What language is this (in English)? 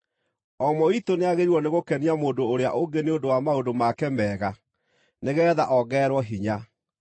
Kikuyu